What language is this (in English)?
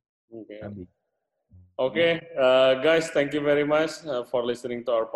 Indonesian